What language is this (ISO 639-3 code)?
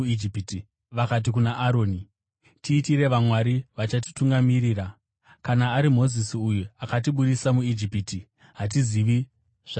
sna